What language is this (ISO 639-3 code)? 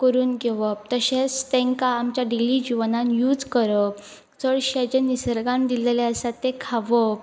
kok